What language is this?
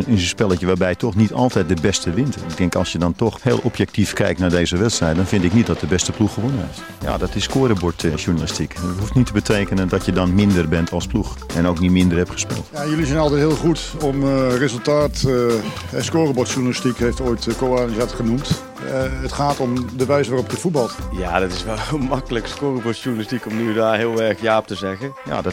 Dutch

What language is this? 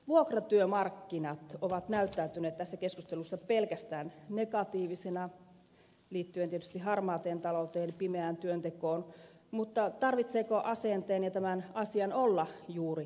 Finnish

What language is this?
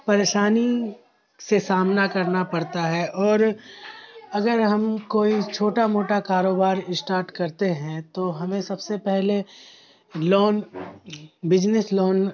Urdu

